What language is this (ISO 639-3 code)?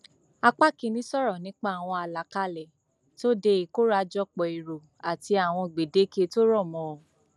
yor